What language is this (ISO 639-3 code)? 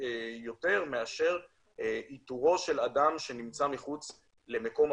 heb